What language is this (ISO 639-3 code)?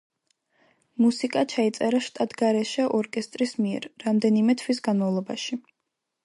kat